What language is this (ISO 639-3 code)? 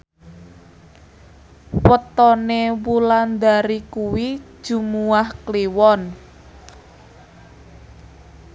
jav